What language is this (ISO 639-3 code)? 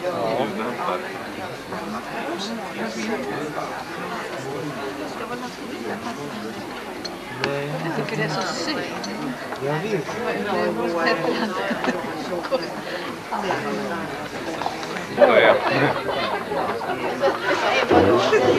swe